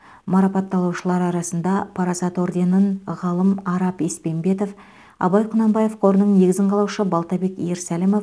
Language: Kazakh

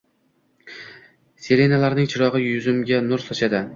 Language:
Uzbek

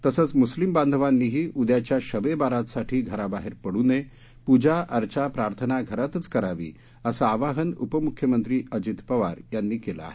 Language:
Marathi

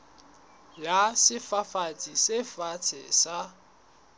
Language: Southern Sotho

